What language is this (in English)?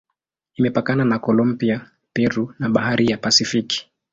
Swahili